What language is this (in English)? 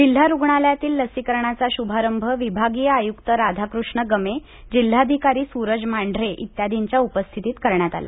Marathi